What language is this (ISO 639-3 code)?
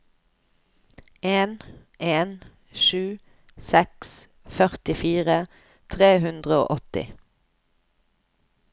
nor